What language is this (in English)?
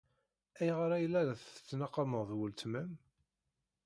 Kabyle